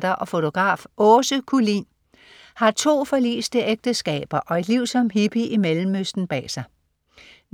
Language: Danish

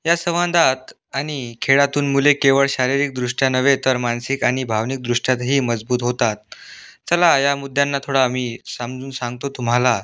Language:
Marathi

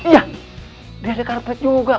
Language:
Indonesian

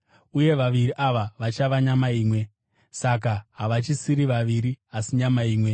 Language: Shona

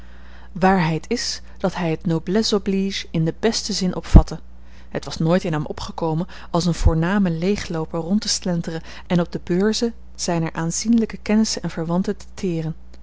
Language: Dutch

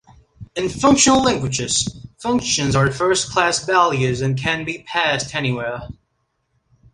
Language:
English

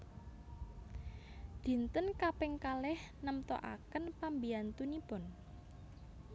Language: Javanese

